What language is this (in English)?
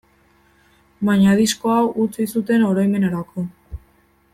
Basque